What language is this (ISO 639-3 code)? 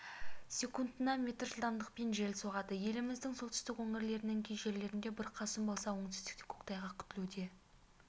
kaz